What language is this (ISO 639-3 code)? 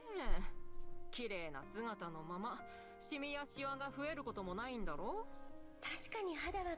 deu